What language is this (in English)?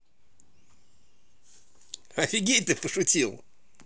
Russian